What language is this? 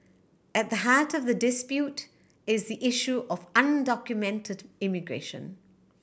English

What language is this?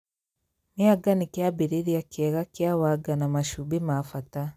Kikuyu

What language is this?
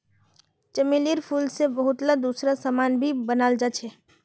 Magahi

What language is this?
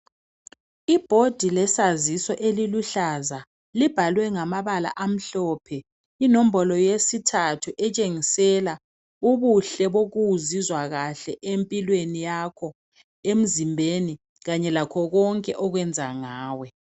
North Ndebele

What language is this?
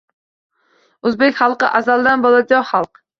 Uzbek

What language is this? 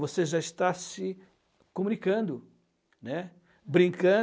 Portuguese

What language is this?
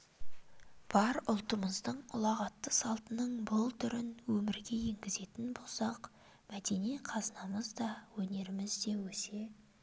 Kazakh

